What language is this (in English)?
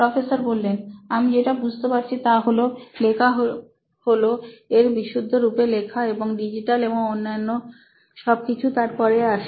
Bangla